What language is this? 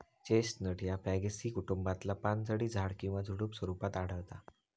Marathi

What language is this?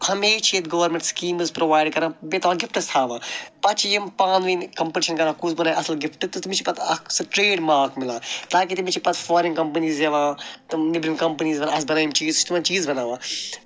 Kashmiri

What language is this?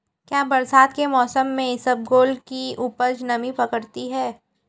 Hindi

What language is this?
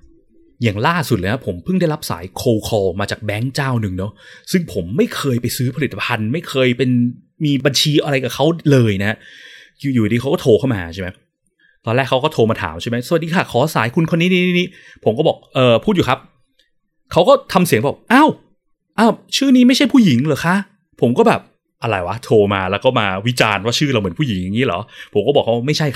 Thai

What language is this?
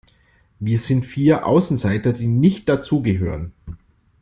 German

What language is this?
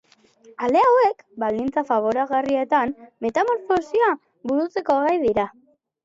Basque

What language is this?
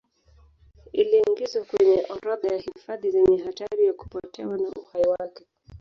Swahili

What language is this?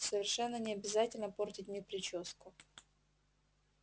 Russian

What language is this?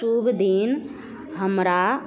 Maithili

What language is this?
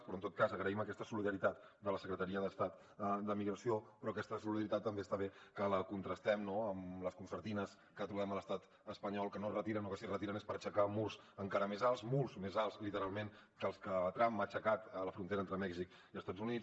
Catalan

